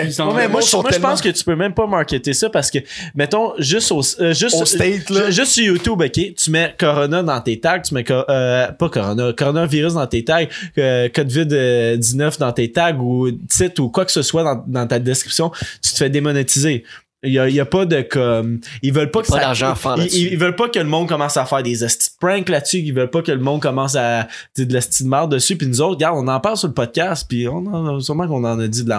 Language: French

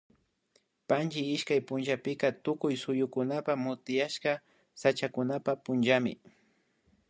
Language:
Imbabura Highland Quichua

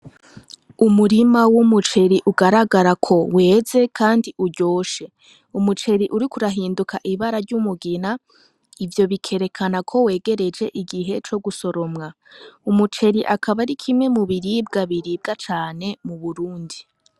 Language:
Rundi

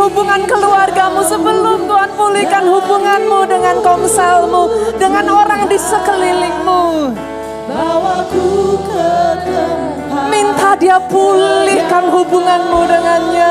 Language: Indonesian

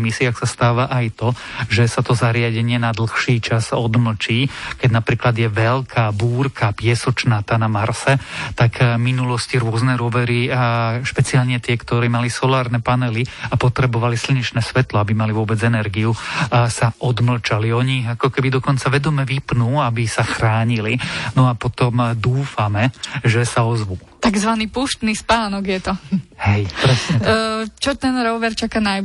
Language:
Slovak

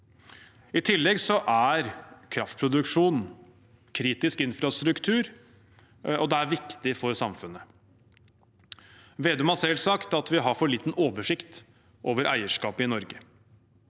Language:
Norwegian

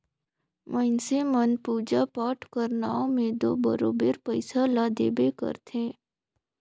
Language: Chhattisgarhi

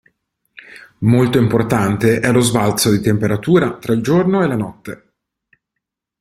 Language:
Italian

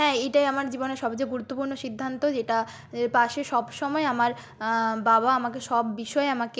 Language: Bangla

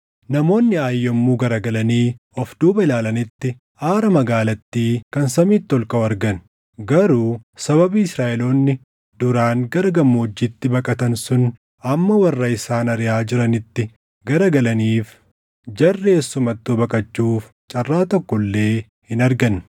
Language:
Oromo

